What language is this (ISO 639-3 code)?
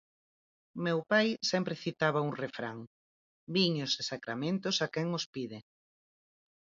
glg